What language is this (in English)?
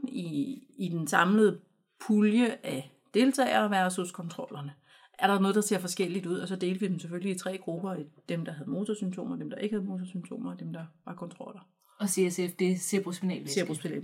Danish